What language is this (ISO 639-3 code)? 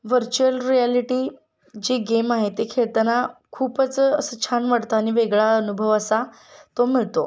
mar